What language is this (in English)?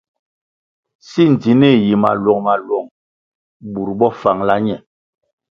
Kwasio